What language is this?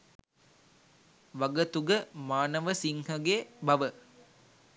Sinhala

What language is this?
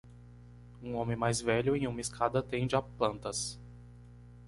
Portuguese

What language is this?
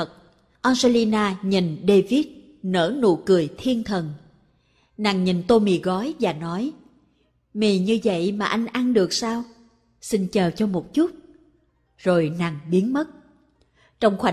Vietnamese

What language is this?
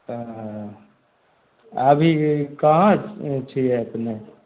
Maithili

